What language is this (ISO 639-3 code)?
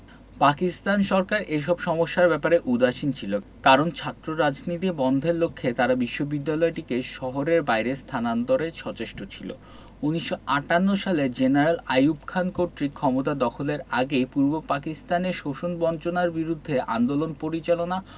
ben